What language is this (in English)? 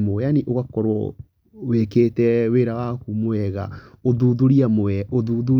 Kikuyu